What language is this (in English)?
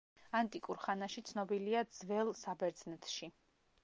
Georgian